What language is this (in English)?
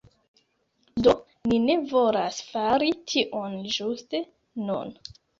Esperanto